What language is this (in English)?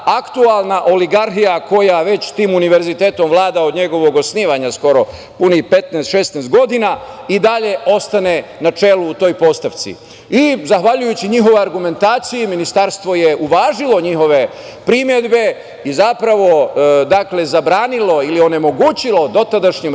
Serbian